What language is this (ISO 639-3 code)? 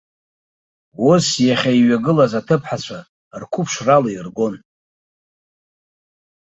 abk